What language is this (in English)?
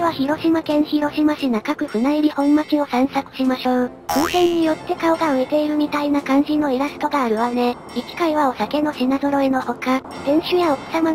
Japanese